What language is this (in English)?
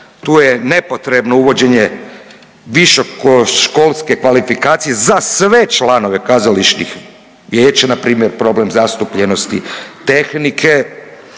Croatian